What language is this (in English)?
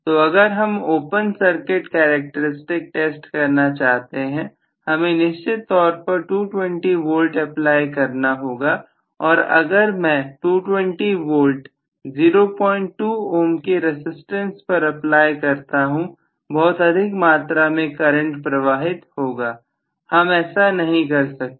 Hindi